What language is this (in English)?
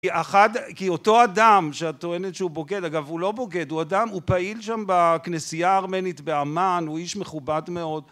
Hebrew